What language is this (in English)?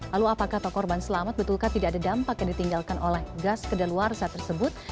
Indonesian